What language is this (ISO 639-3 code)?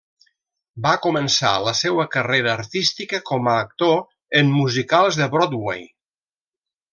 cat